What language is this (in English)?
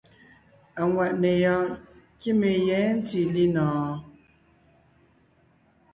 Ngiemboon